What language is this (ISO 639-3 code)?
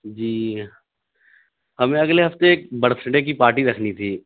urd